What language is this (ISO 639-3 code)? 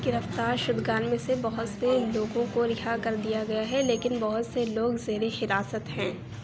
urd